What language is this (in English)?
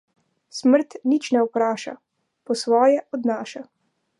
Slovenian